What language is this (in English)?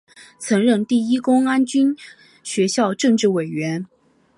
Chinese